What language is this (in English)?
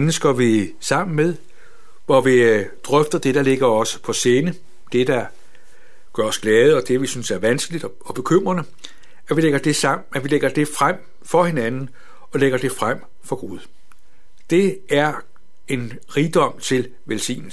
Danish